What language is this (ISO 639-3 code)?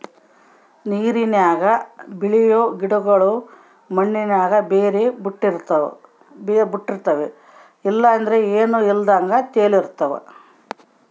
kan